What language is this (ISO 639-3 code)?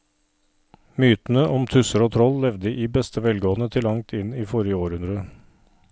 nor